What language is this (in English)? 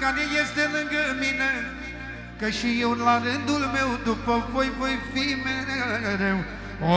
Romanian